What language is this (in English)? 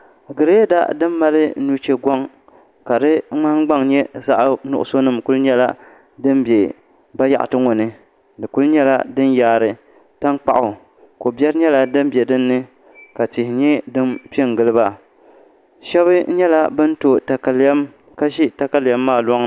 Dagbani